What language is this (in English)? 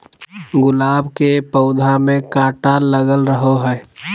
Magahi